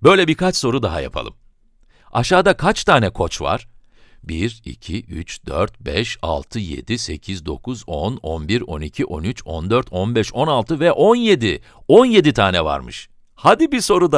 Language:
Turkish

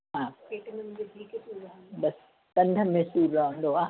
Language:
Sindhi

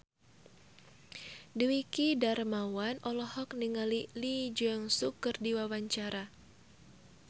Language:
Sundanese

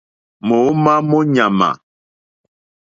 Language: Mokpwe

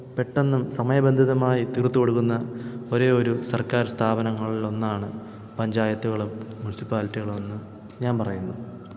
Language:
Malayalam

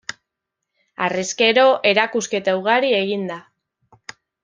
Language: Basque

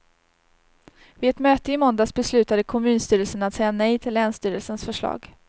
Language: Swedish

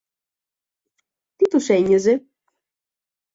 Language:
Greek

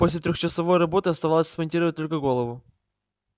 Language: Russian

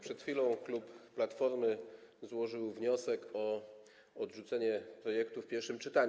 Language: Polish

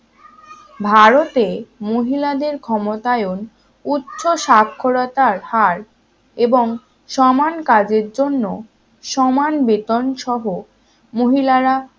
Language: Bangla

